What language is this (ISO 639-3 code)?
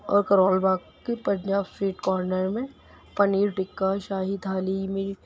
urd